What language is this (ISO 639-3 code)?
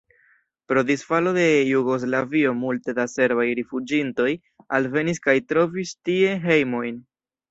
epo